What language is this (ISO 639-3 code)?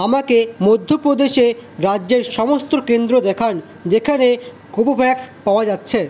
ben